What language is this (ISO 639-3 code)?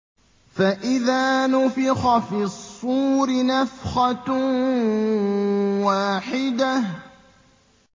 ara